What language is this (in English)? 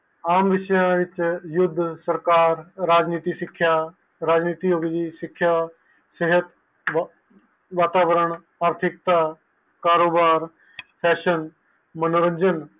Punjabi